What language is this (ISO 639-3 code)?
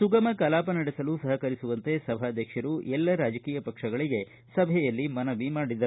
kan